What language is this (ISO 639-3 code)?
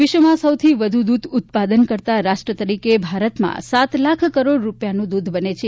guj